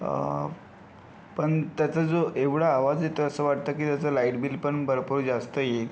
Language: Marathi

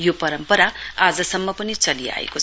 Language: Nepali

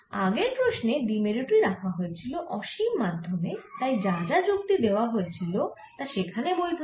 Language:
Bangla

